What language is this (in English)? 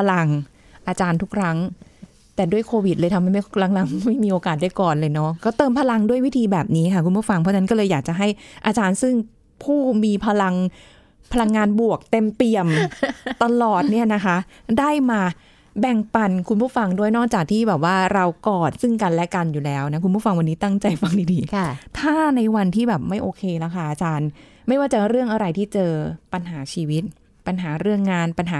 Thai